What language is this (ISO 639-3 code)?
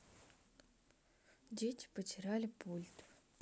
rus